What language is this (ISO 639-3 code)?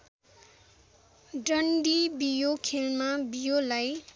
nep